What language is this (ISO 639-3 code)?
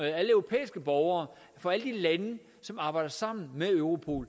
dan